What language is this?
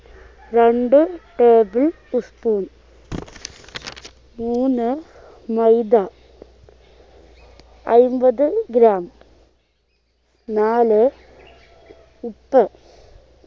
Malayalam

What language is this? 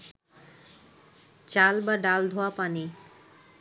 Bangla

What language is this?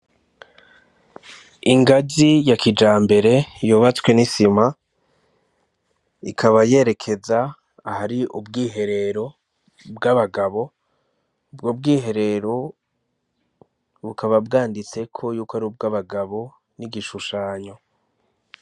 Rundi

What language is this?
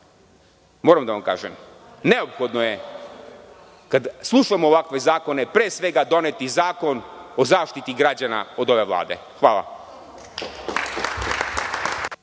Serbian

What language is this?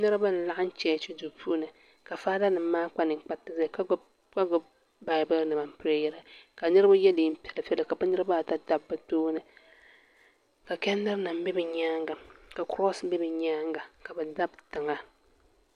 Dagbani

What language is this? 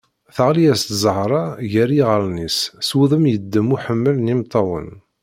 Kabyle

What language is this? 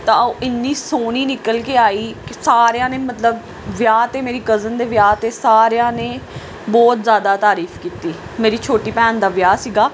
Punjabi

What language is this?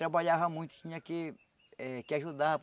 Portuguese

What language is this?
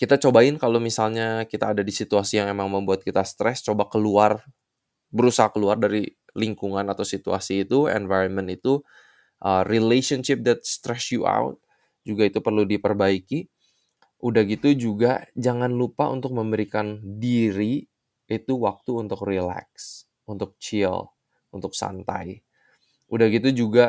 Indonesian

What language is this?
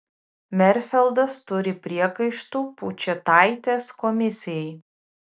Lithuanian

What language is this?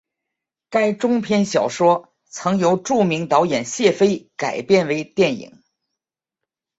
Chinese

